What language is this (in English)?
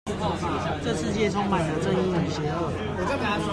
Chinese